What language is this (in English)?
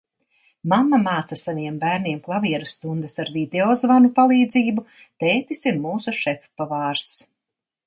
Latvian